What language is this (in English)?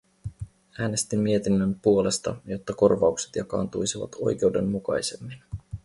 Finnish